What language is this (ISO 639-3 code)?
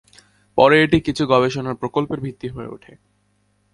ben